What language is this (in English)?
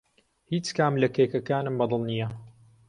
Central Kurdish